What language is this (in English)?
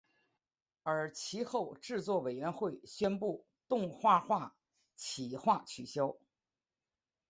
Chinese